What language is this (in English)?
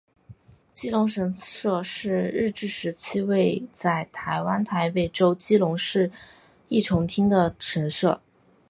Chinese